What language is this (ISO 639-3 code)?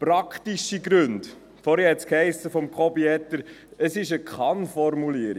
gsw